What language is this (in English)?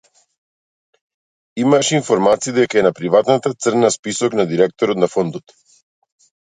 Macedonian